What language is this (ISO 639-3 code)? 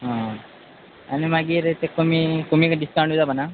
kok